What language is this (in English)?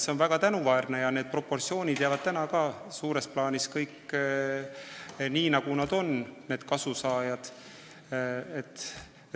Estonian